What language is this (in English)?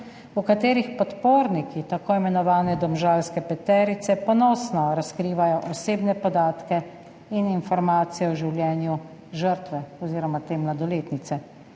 Slovenian